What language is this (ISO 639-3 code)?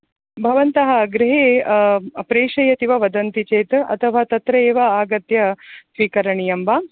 san